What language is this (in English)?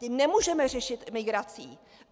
Czech